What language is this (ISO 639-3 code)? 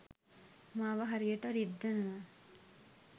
sin